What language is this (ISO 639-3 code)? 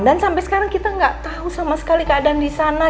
ind